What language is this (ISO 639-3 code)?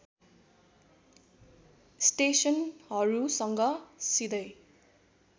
nep